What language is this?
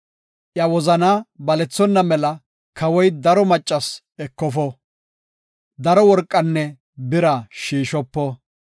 Gofa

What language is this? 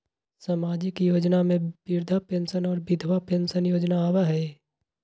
Magahi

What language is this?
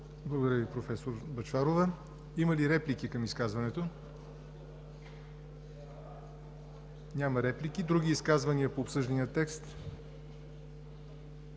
Bulgarian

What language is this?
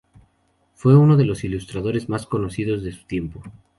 Spanish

